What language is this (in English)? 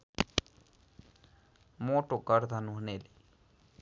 Nepali